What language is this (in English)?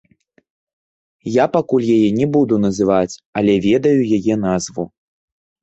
Belarusian